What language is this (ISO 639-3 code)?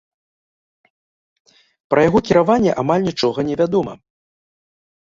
bel